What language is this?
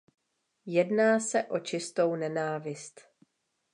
Czech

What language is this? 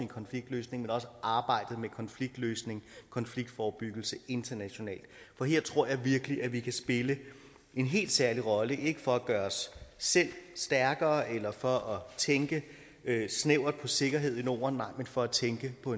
Danish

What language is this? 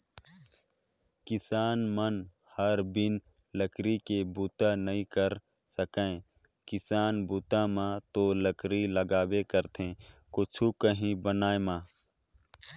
Chhattisgarhi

